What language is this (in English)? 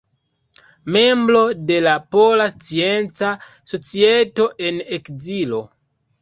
Esperanto